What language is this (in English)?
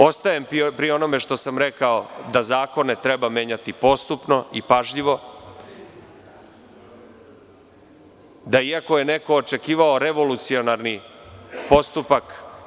Serbian